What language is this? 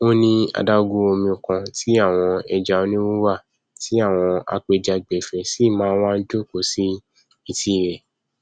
Yoruba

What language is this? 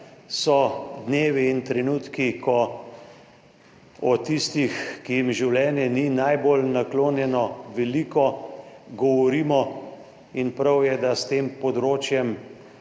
Slovenian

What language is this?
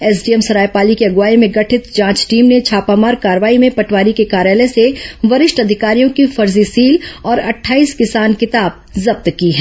Hindi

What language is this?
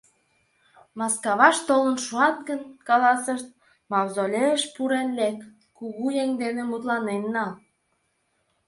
Mari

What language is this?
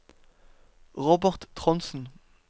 Norwegian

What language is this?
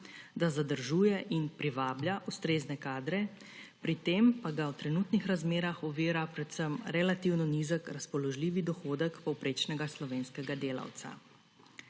Slovenian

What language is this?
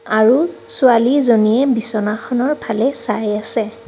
Assamese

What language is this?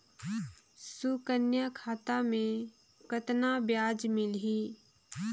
Chhattisgarhi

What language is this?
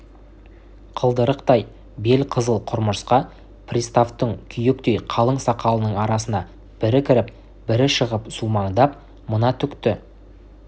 Kazakh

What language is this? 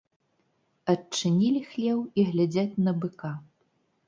Belarusian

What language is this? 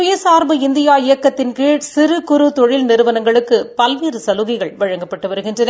Tamil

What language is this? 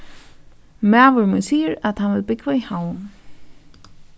Faroese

